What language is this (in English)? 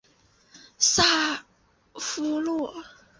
Chinese